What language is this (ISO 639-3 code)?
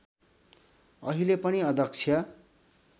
nep